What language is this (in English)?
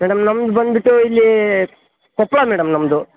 Kannada